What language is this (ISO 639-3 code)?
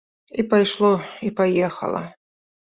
bel